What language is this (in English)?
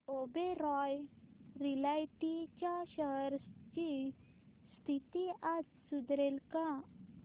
Marathi